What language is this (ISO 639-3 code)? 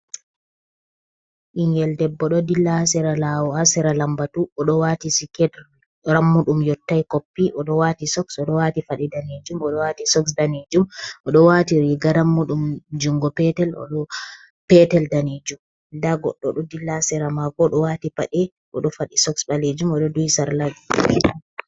ful